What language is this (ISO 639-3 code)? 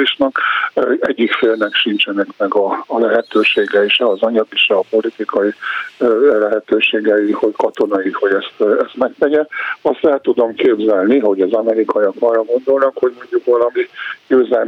hun